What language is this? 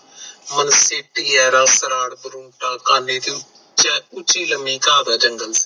Punjabi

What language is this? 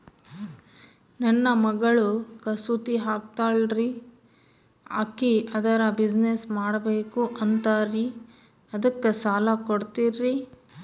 Kannada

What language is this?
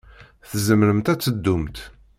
Kabyle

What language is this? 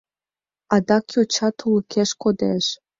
Mari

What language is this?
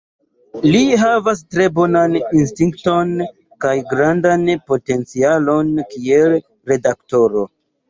Esperanto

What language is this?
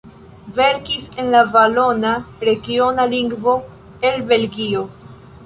Esperanto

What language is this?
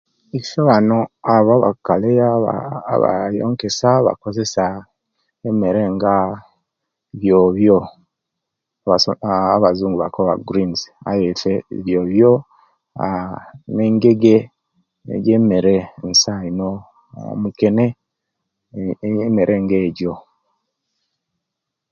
Kenyi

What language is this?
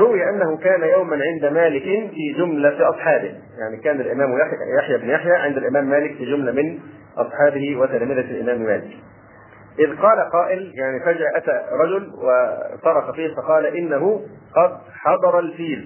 Arabic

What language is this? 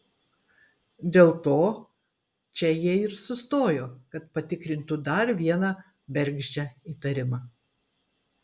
Lithuanian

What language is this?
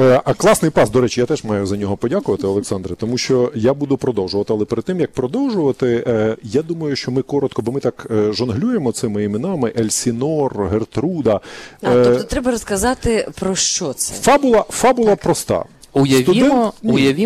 Ukrainian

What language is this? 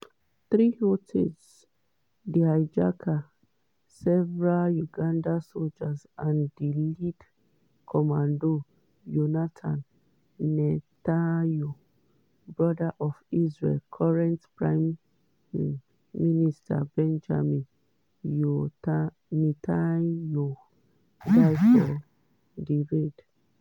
Nigerian Pidgin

